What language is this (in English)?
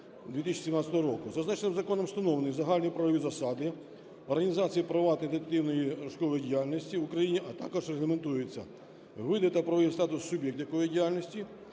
Ukrainian